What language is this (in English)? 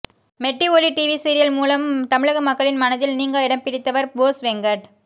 Tamil